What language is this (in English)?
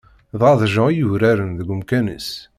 Kabyle